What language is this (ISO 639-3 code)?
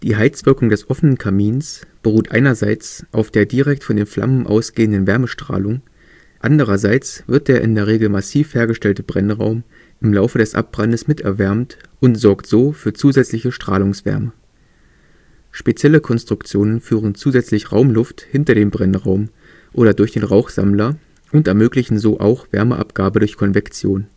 deu